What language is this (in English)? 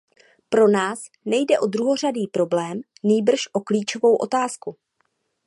Czech